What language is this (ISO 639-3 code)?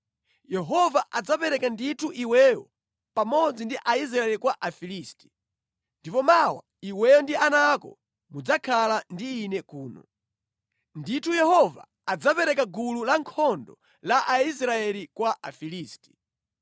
nya